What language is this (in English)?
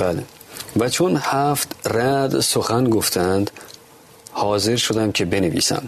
Persian